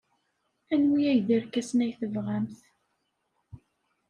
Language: Kabyle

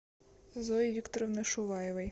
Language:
Russian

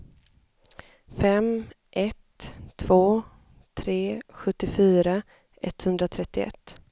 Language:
Swedish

